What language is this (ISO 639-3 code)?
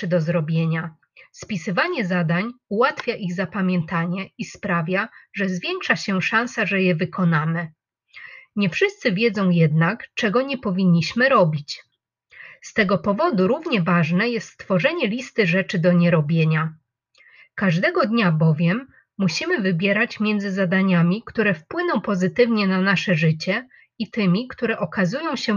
pol